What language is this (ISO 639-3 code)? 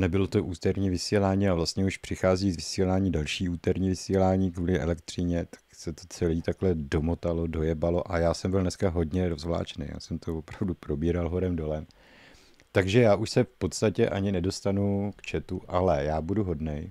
ces